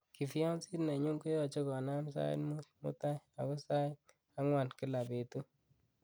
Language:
Kalenjin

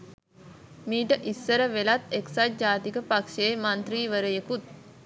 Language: Sinhala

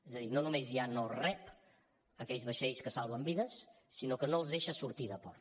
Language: Catalan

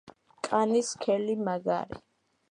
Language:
Georgian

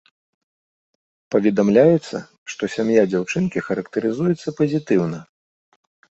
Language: Belarusian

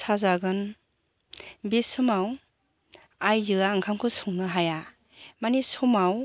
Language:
Bodo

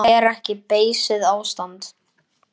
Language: Icelandic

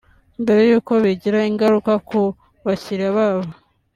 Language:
Kinyarwanda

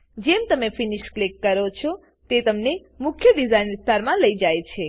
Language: Gujarati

